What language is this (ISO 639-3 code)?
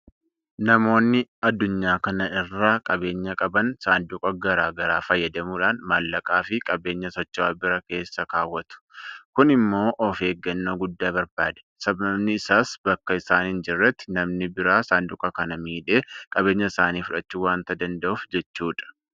orm